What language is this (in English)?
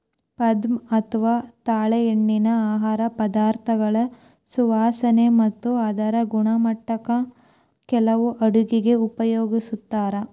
Kannada